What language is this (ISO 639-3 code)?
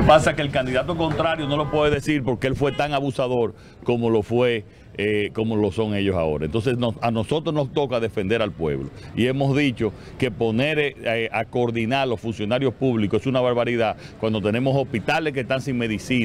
spa